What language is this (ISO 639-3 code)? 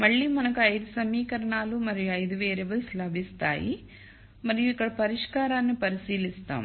tel